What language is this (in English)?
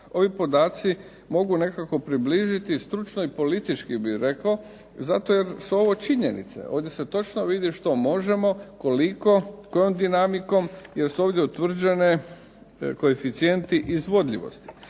Croatian